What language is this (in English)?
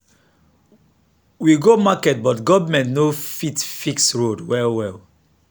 Nigerian Pidgin